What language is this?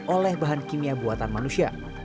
Indonesian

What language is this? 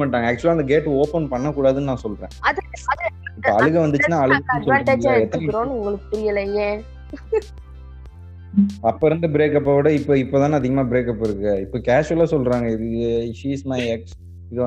Tamil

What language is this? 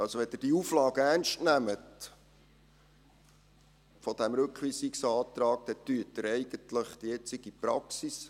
Swiss German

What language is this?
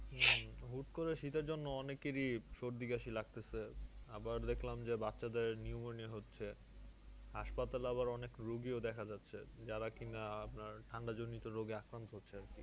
Bangla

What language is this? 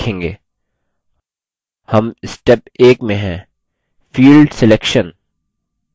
Hindi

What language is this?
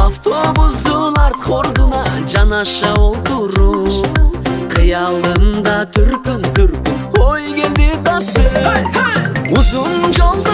Turkish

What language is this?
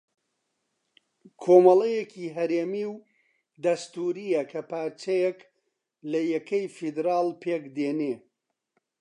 Central Kurdish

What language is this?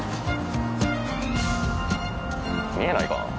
Japanese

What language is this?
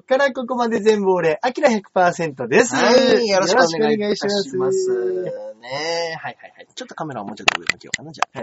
Japanese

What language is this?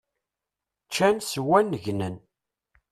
Kabyle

